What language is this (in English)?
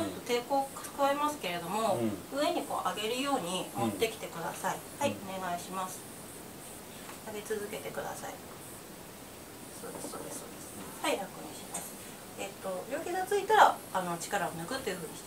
Japanese